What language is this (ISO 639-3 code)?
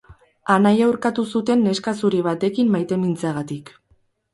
eus